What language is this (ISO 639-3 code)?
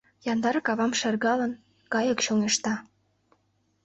chm